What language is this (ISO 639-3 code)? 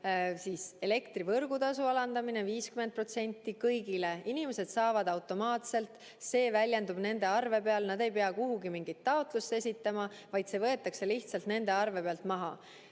est